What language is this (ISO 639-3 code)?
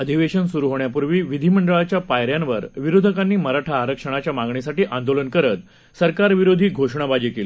mar